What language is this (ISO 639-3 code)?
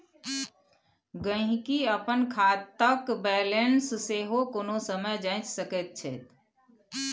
mai